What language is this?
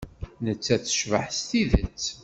Kabyle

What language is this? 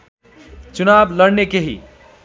Nepali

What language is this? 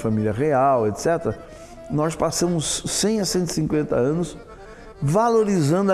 Portuguese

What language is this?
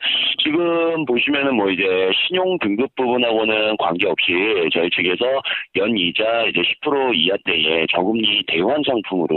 Korean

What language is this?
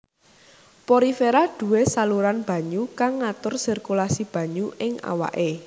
Javanese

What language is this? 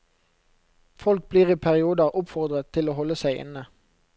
Norwegian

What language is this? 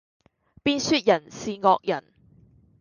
Cantonese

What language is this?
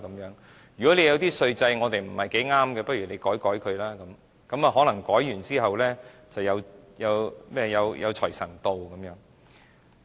Cantonese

